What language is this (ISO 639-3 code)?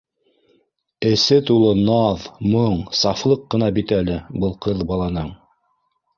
bak